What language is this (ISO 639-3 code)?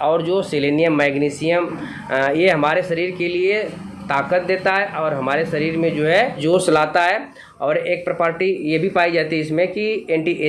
hin